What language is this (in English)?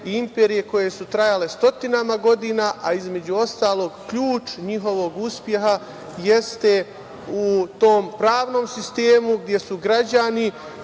Serbian